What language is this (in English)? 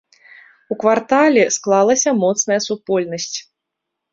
Belarusian